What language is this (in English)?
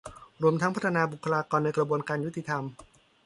Thai